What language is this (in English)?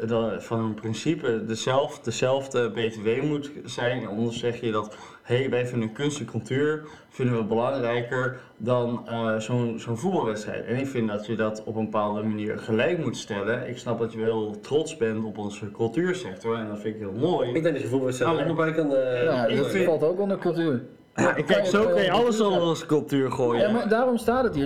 Dutch